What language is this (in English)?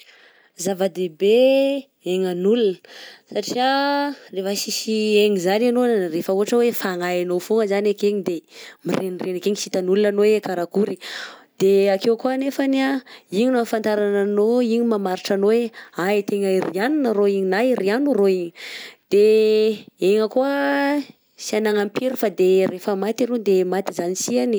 Southern Betsimisaraka Malagasy